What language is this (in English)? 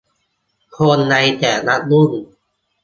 Thai